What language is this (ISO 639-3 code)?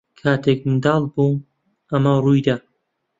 ckb